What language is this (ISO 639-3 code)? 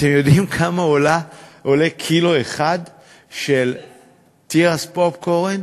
heb